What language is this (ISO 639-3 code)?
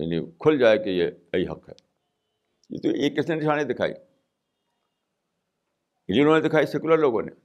urd